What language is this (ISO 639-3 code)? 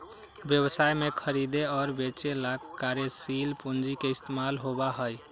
mag